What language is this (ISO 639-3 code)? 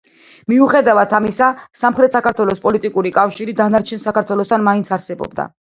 kat